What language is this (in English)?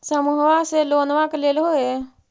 Magahi